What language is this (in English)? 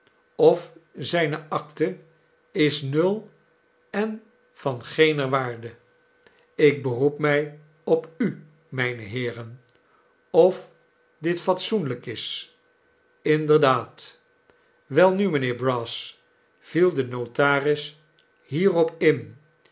Dutch